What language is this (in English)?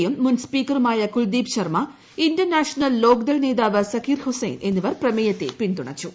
Malayalam